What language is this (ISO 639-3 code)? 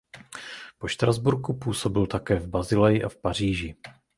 ces